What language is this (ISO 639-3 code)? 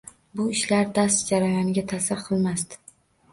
uzb